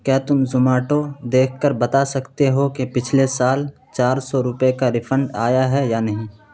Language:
Urdu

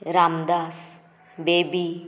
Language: Konkani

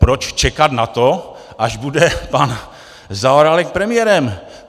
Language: Czech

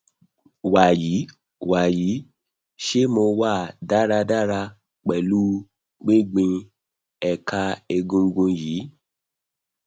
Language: Yoruba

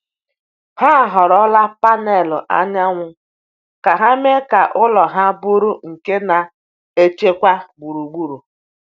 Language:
Igbo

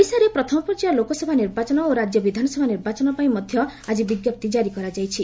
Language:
Odia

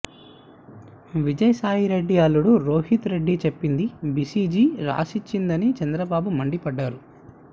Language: Telugu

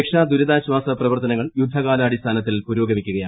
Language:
Malayalam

